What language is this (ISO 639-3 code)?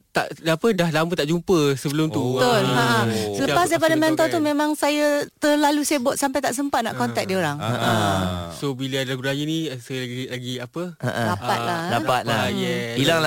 msa